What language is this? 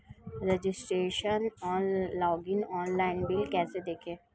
Hindi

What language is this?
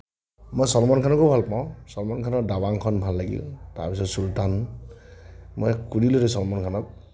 Assamese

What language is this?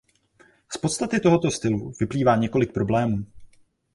Czech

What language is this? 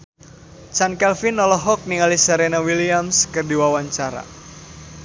Sundanese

